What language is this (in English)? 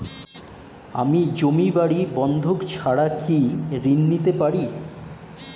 Bangla